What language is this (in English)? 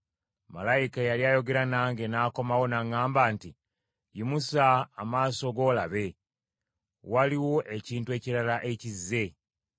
Ganda